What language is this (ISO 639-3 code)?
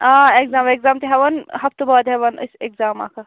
kas